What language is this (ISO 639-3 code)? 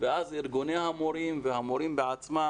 heb